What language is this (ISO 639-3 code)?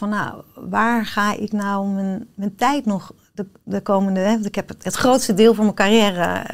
nld